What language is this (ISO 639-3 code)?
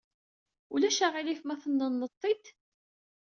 kab